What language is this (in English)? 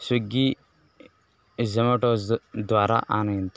Sanskrit